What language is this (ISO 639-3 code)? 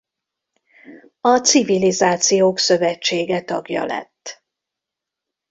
hun